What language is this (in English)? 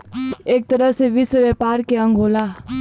Bhojpuri